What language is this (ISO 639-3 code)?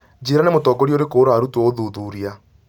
kik